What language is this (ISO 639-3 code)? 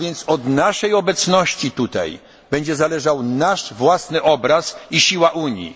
pol